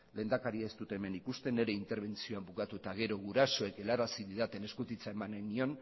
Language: Basque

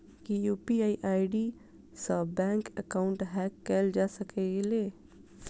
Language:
Maithili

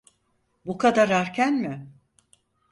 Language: Turkish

